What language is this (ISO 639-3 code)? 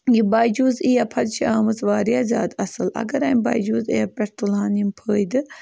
kas